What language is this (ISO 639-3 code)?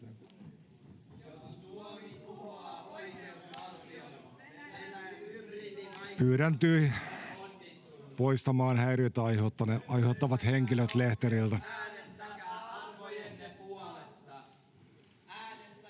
fin